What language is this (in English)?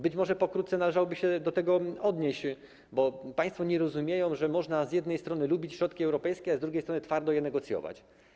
Polish